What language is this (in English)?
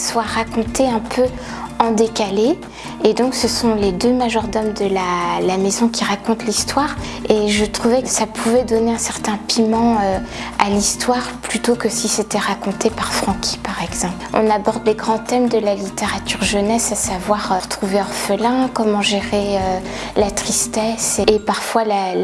French